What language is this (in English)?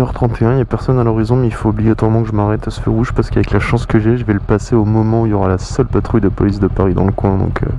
French